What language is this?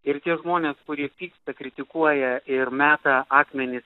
Lithuanian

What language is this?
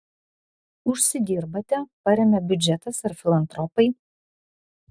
Lithuanian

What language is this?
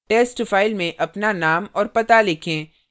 Hindi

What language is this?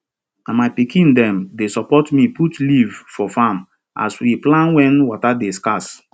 Nigerian Pidgin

